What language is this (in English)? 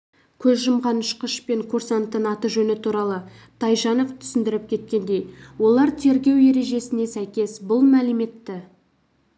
Kazakh